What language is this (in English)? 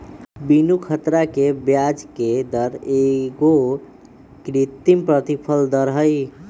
Magahi